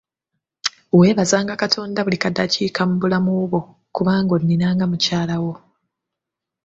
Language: Ganda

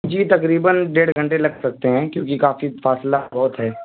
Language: Urdu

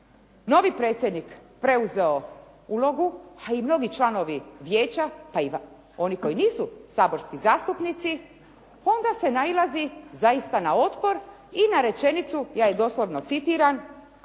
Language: Croatian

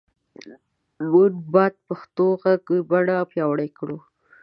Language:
Pashto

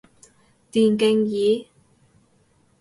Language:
Cantonese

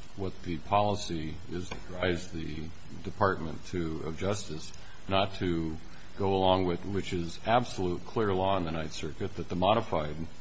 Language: English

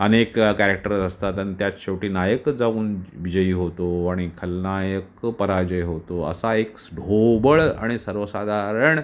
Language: Marathi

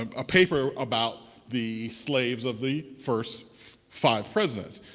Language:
English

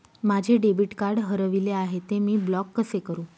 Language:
Marathi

